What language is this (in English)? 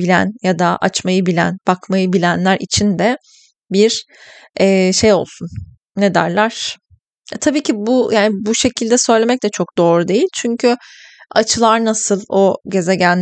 Turkish